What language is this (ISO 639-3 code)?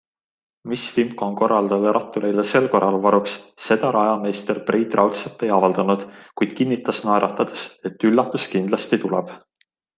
est